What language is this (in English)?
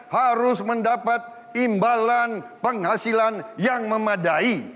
Indonesian